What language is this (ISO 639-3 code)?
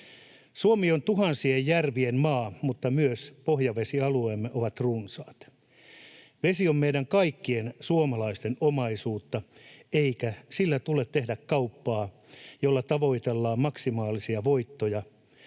fin